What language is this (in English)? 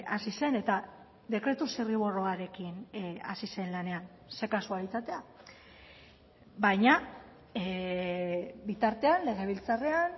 Basque